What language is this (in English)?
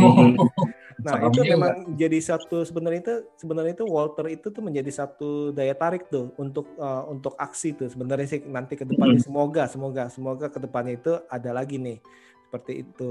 Indonesian